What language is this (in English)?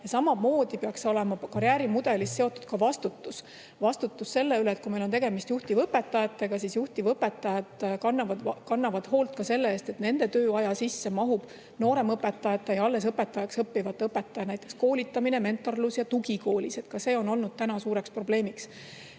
Estonian